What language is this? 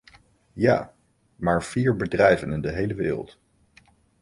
Dutch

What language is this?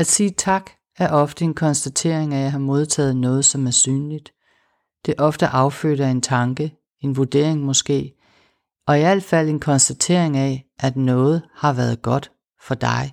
Danish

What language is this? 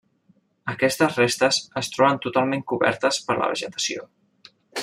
Catalan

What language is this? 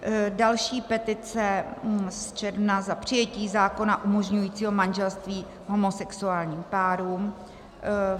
Czech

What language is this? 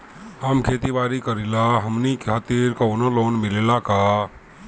Bhojpuri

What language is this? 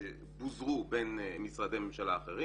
Hebrew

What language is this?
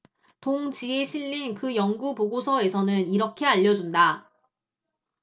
Korean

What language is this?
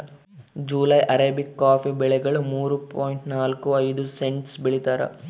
Kannada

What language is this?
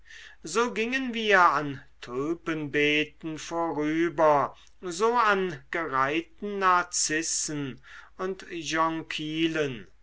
German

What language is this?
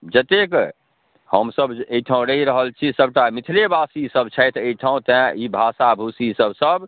Maithili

